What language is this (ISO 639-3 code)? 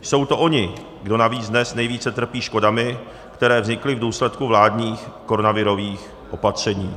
ces